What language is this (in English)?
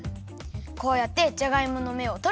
Japanese